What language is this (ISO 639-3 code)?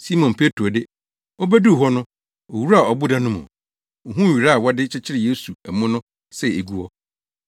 aka